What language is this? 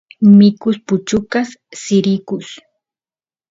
Santiago del Estero Quichua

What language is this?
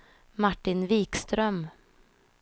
Swedish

